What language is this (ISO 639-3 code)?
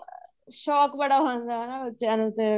pan